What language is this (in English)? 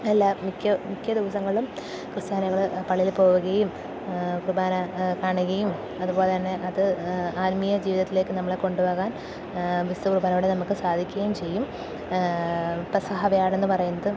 Malayalam